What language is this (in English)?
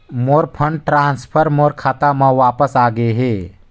Chhattisgarhi